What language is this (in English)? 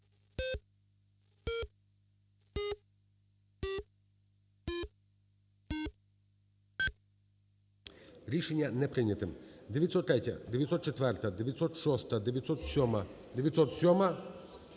Ukrainian